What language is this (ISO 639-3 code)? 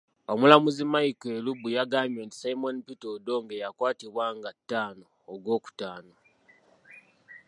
lug